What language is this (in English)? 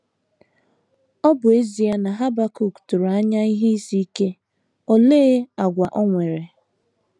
Igbo